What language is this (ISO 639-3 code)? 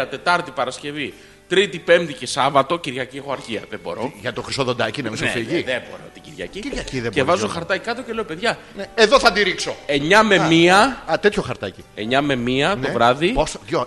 ell